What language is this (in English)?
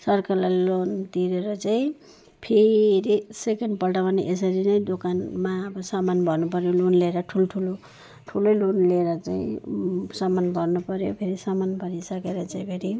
Nepali